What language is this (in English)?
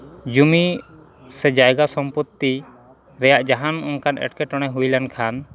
Santali